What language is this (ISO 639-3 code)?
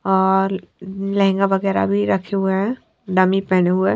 hin